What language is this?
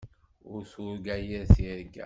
Kabyle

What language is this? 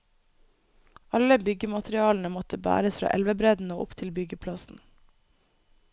Norwegian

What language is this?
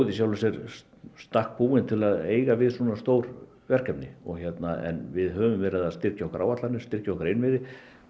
Icelandic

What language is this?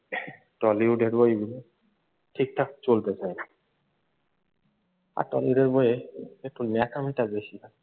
Bangla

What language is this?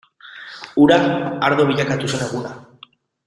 Basque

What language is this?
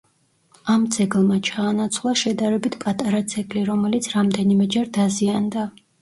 Georgian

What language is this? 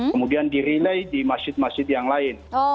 Indonesian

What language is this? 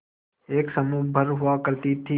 Hindi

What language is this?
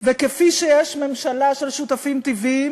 Hebrew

